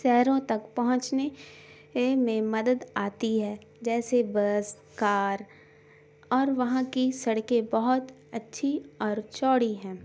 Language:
Urdu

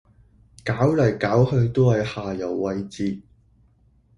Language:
Cantonese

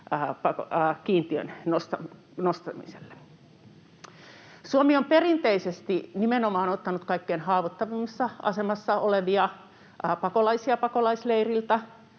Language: Finnish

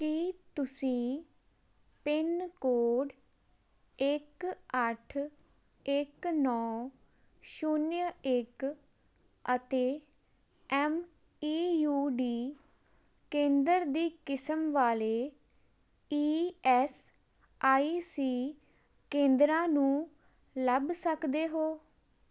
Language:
Punjabi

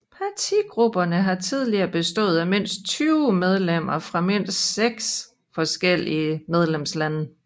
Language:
Danish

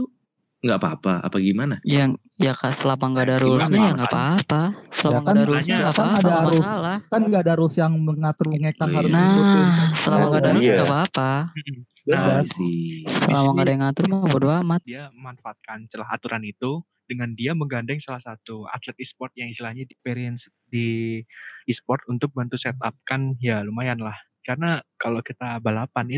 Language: Indonesian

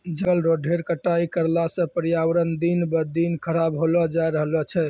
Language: Maithili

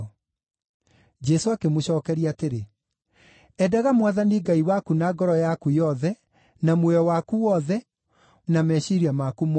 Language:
Kikuyu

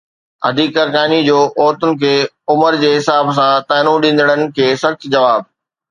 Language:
Sindhi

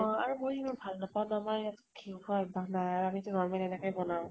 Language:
Assamese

